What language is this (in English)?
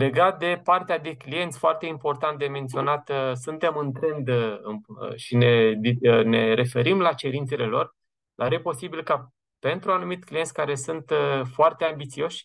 Romanian